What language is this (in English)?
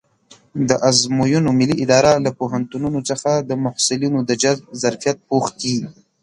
Pashto